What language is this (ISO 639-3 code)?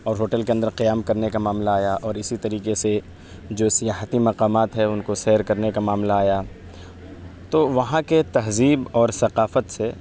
urd